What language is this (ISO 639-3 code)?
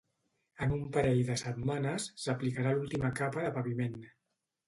cat